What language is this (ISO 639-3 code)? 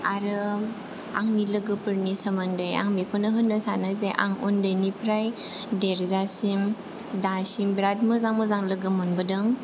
brx